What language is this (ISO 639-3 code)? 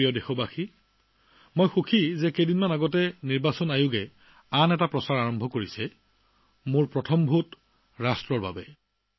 asm